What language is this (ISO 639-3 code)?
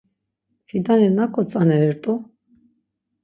lzz